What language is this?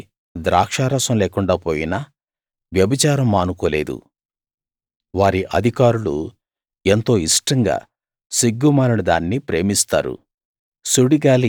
Telugu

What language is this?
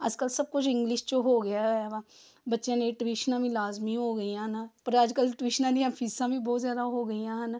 Punjabi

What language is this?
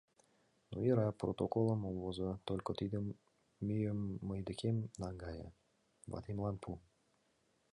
Mari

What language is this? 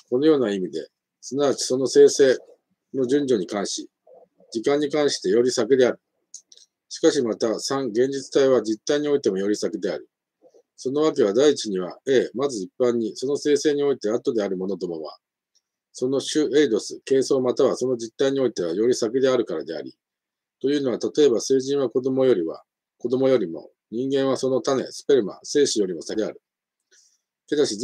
Japanese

